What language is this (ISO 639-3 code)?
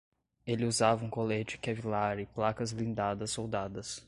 por